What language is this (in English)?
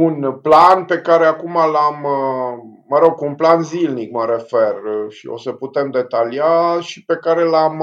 Romanian